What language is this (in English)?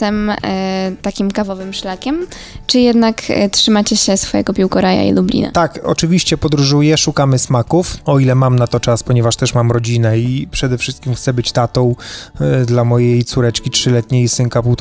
Polish